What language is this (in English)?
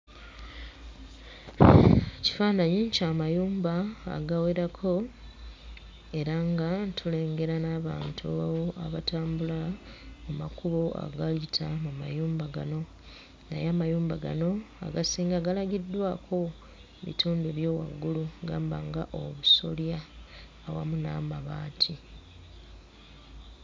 Ganda